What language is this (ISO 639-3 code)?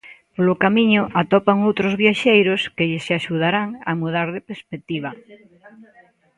glg